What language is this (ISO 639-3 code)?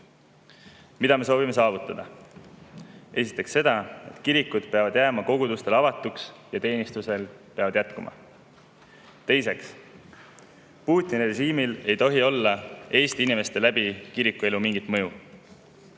est